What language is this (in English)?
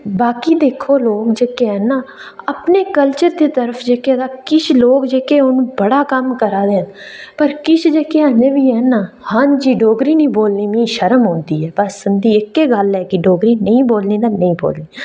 Dogri